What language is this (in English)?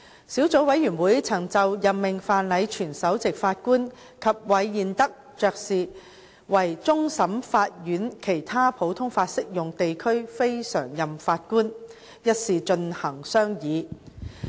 Cantonese